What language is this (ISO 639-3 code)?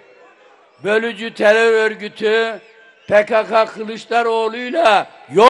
tur